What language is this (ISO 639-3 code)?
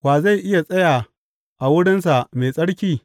hau